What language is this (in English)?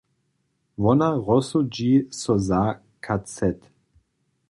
Upper Sorbian